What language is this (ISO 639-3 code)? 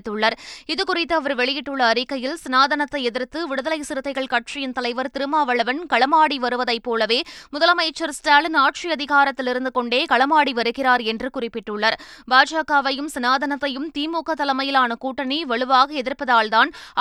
tam